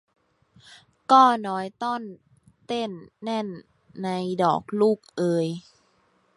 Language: Thai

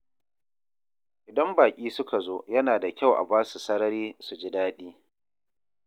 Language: Hausa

